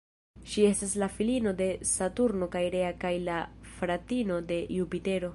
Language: Esperanto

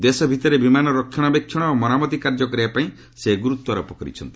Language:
Odia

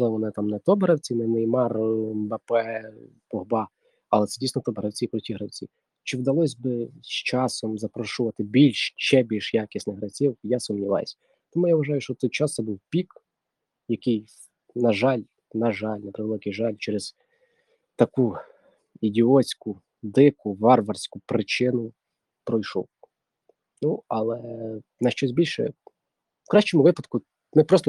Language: Ukrainian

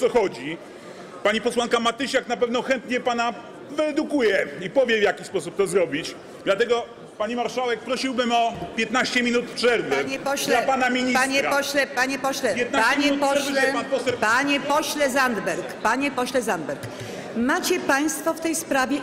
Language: Polish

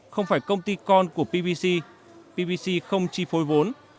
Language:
Vietnamese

